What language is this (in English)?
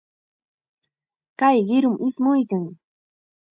Chiquián Ancash Quechua